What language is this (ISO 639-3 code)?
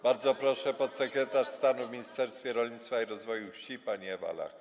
pol